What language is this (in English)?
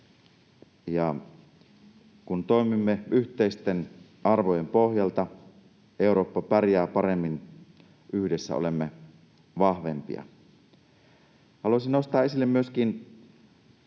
Finnish